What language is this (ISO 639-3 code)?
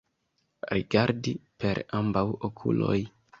epo